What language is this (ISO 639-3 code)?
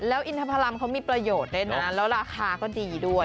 tha